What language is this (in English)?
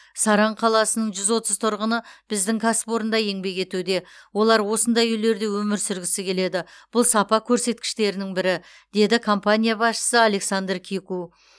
Kazakh